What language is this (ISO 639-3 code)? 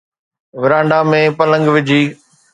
snd